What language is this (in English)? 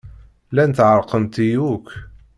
Kabyle